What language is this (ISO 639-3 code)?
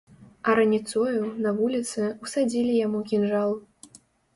bel